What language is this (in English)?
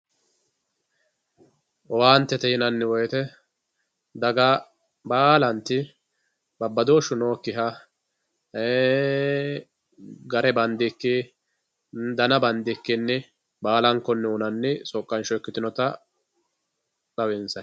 Sidamo